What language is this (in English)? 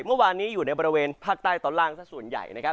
Thai